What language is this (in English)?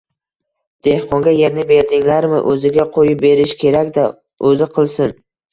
Uzbek